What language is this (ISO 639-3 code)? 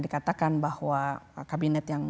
ind